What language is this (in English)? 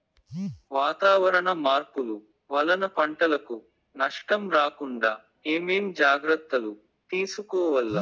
Telugu